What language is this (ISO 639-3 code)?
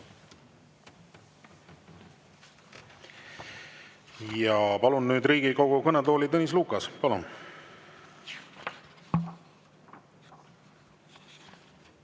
est